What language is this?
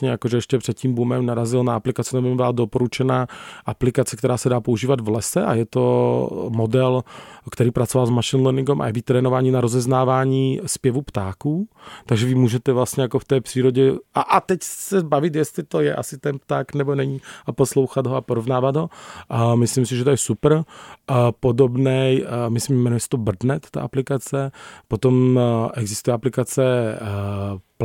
Czech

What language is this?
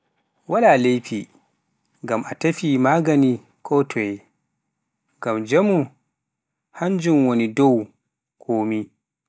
Pular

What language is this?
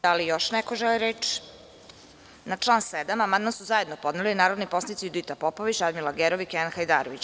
Serbian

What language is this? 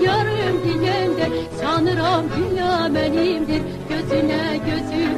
Turkish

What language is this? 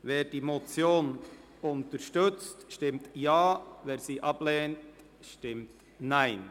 Swiss German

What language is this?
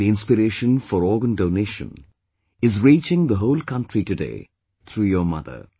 English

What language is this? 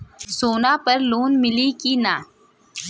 Bhojpuri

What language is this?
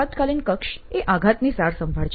Gujarati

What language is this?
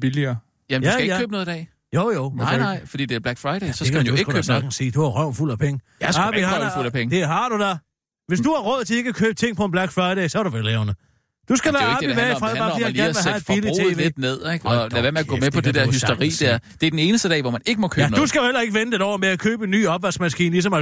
Danish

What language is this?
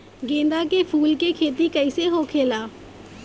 Bhojpuri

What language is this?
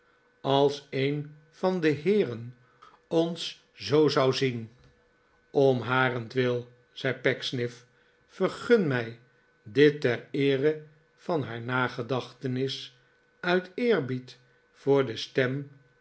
Dutch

